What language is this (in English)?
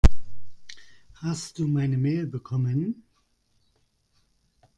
German